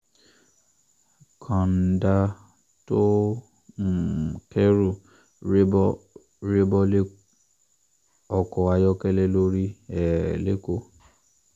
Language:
Yoruba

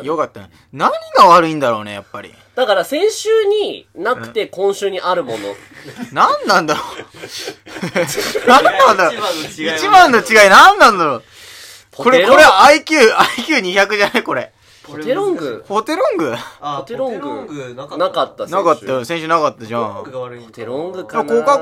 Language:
Japanese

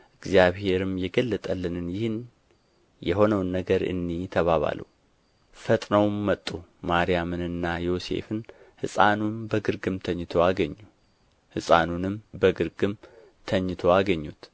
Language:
Amharic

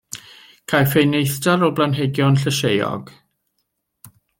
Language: Welsh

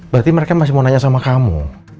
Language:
Indonesian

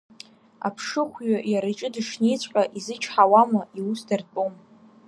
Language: Abkhazian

